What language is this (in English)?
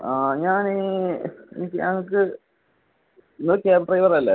Malayalam